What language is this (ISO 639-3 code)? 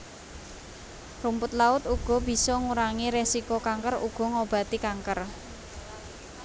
jav